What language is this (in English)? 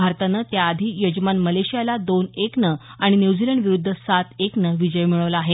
Marathi